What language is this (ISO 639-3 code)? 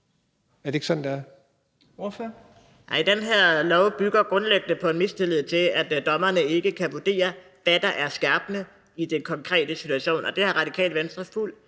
dan